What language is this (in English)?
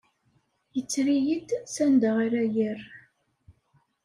Kabyle